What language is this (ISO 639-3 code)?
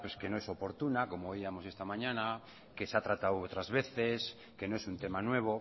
spa